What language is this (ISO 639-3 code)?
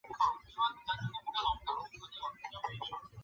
zho